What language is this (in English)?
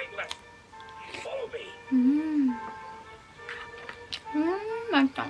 Korean